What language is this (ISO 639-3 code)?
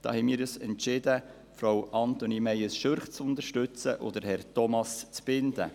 gsw